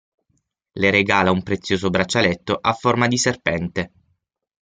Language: Italian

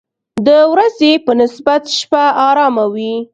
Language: Pashto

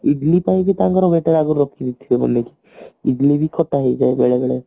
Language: Odia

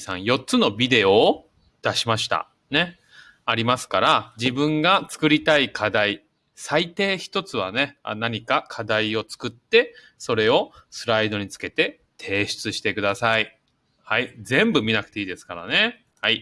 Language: Japanese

